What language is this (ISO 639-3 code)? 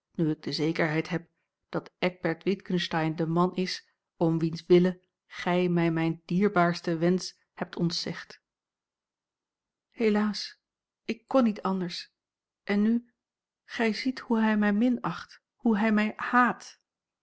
nld